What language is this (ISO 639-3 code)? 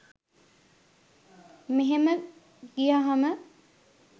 sin